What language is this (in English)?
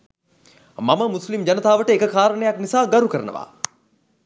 Sinhala